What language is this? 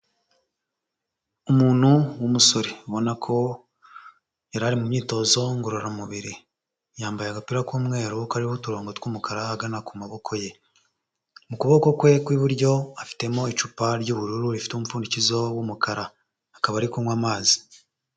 Kinyarwanda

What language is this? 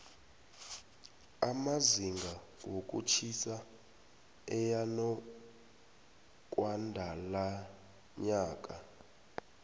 South Ndebele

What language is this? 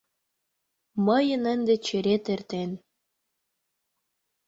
Mari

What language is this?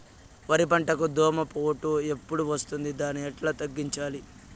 Telugu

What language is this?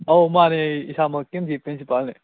Manipuri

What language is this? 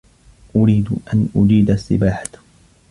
Arabic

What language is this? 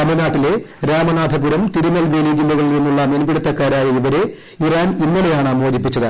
Malayalam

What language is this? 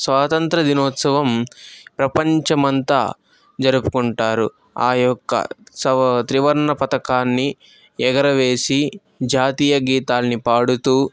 Telugu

